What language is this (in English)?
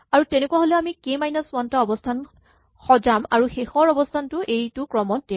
Assamese